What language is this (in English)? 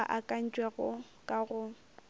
Northern Sotho